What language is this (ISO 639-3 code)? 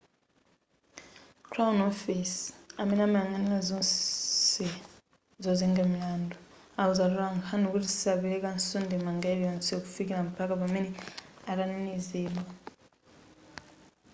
nya